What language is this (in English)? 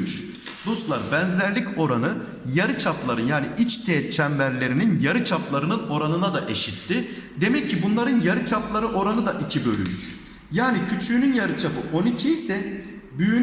Turkish